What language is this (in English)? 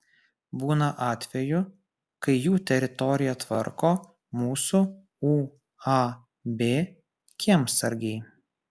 Lithuanian